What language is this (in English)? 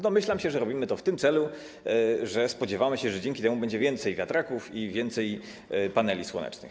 Polish